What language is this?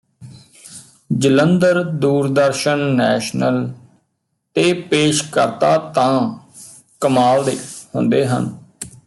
Punjabi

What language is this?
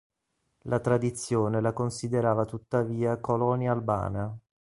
Italian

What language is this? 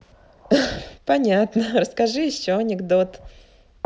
Russian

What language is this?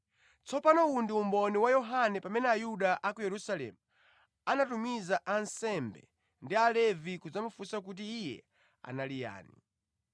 Nyanja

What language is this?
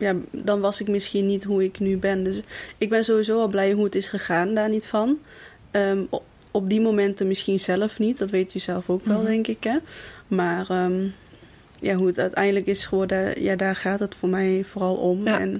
Dutch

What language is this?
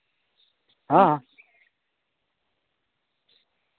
Santali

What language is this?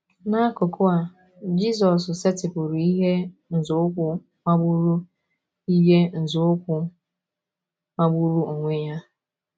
Igbo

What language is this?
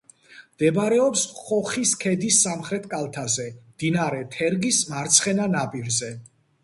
Georgian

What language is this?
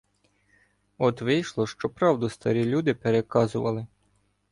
Ukrainian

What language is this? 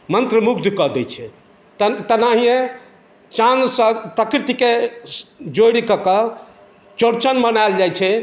Maithili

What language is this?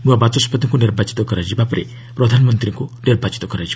Odia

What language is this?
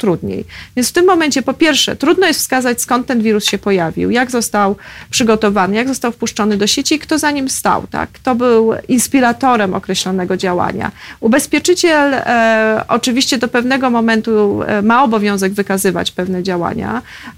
Polish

